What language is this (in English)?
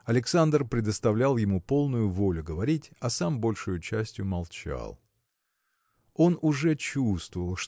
Russian